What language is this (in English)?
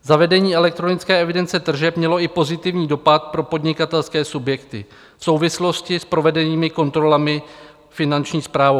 Czech